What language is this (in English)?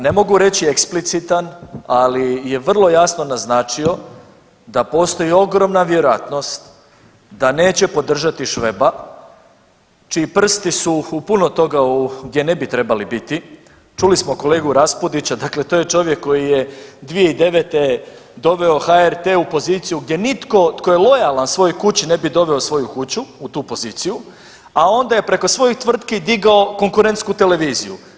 Croatian